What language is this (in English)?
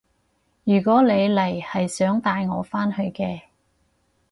Cantonese